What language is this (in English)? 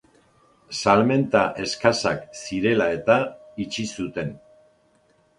Basque